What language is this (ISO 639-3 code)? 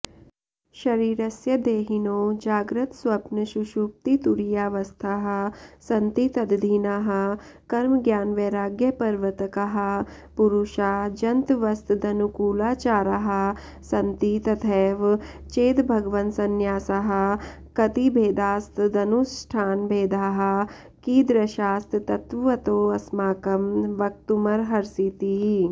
san